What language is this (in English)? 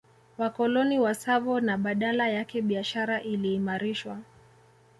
Swahili